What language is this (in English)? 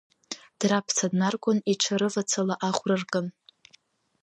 Abkhazian